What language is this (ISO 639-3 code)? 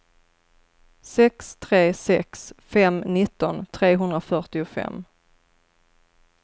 swe